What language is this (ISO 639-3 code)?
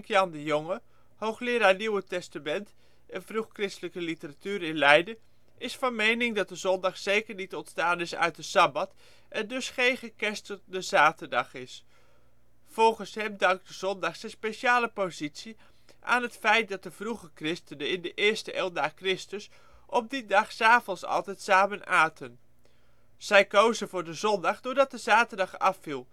nld